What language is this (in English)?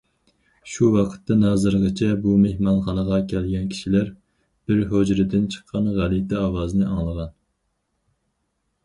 Uyghur